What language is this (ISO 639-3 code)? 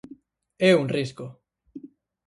glg